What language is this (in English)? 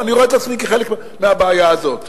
Hebrew